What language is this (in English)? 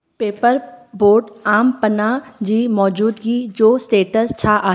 Sindhi